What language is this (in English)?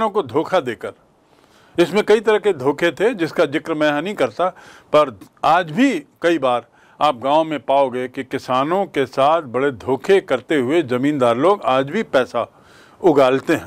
Hindi